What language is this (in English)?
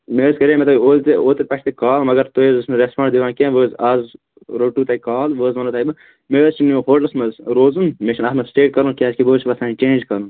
Kashmiri